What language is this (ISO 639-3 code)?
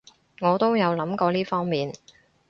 yue